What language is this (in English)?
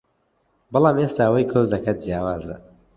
Central Kurdish